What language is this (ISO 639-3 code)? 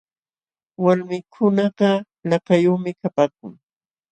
qxw